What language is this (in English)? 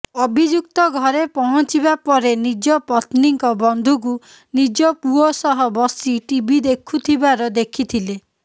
Odia